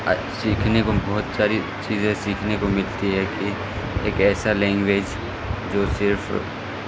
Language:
Urdu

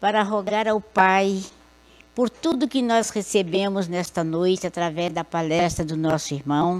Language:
Portuguese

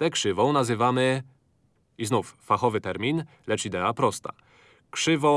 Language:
Polish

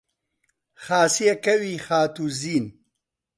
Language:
Central Kurdish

